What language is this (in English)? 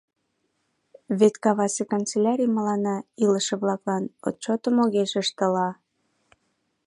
Mari